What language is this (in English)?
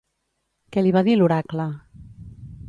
Catalan